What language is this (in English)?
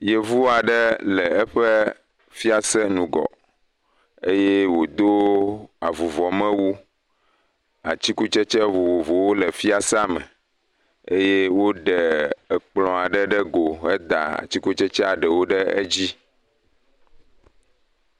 Ewe